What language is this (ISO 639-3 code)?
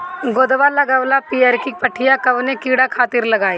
bho